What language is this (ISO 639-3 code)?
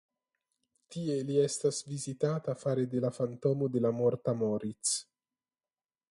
epo